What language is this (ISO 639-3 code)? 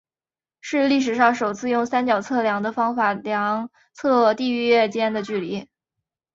zho